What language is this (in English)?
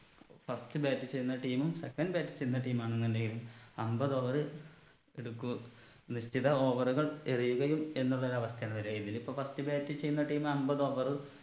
Malayalam